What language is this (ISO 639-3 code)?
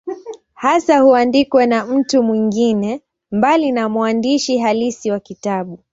swa